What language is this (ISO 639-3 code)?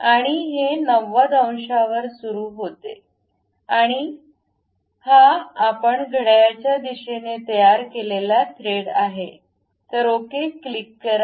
mar